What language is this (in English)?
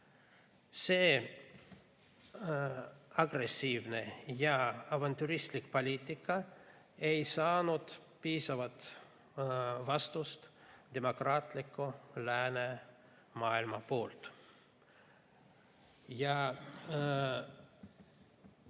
Estonian